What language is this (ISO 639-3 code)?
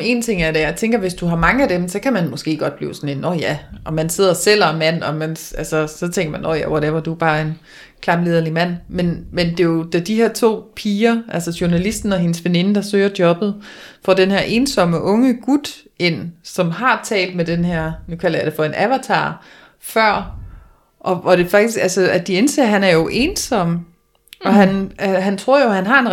dan